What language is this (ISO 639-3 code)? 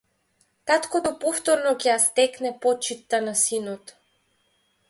mkd